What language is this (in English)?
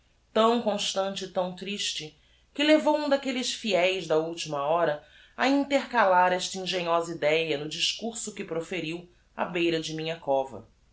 Portuguese